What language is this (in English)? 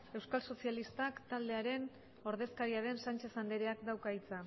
Basque